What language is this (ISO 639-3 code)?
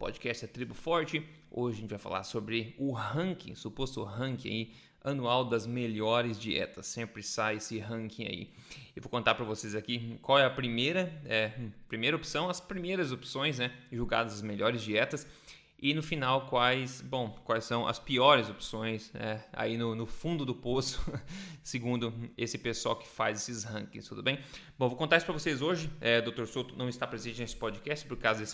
por